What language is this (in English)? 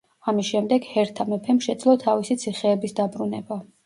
Georgian